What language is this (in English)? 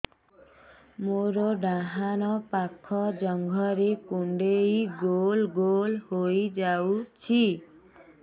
Odia